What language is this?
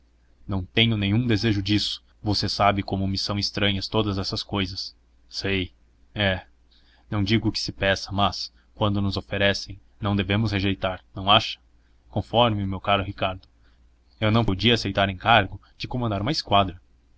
Portuguese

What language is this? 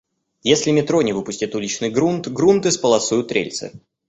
Russian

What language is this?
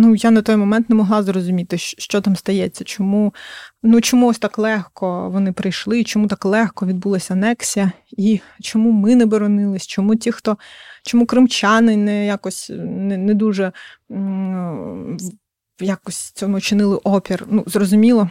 Ukrainian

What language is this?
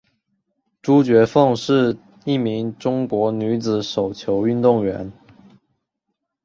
Chinese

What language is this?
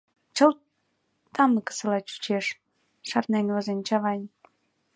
Mari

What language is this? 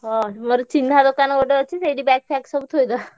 Odia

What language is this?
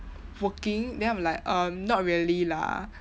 English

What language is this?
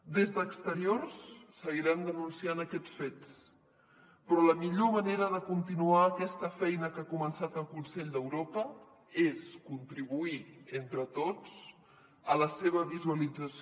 Catalan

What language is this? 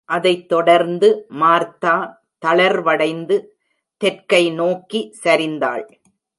Tamil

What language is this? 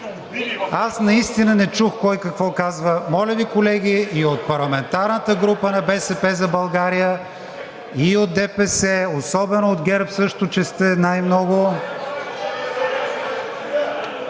Bulgarian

